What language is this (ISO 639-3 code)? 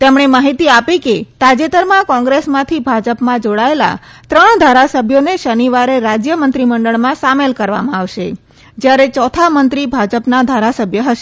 guj